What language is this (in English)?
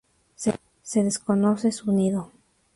Spanish